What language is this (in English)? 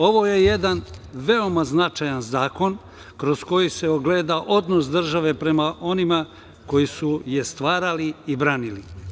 Serbian